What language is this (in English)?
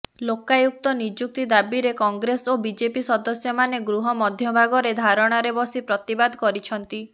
Odia